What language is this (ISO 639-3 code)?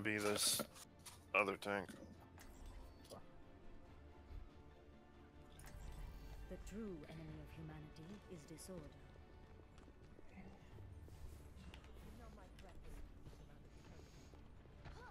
eng